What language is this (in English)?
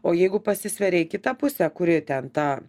Lithuanian